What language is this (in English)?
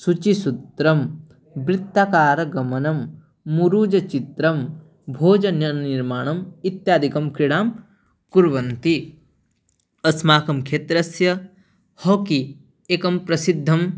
Sanskrit